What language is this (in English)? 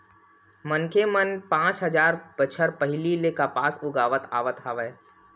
Chhattisgarhi